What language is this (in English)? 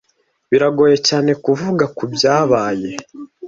Kinyarwanda